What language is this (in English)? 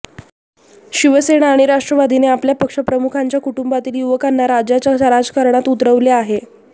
Marathi